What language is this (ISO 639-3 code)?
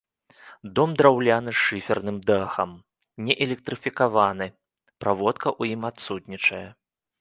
bel